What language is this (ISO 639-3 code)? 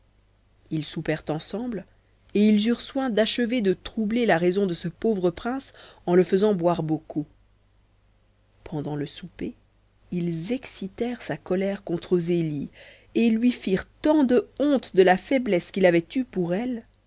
fra